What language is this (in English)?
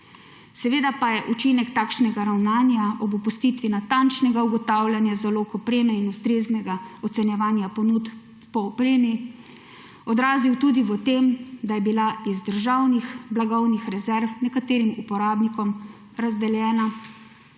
Slovenian